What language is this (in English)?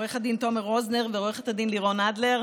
Hebrew